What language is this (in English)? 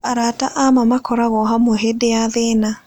Kikuyu